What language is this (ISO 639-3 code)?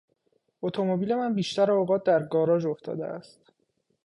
fas